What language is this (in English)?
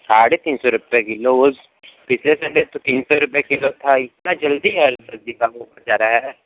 Hindi